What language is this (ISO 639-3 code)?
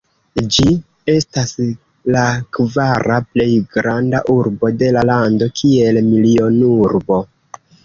epo